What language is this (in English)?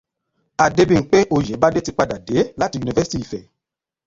Yoruba